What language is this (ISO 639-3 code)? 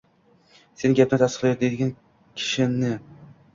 uzb